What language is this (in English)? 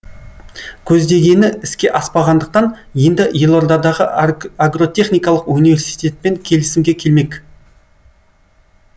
Kazakh